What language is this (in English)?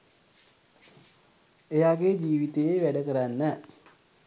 Sinhala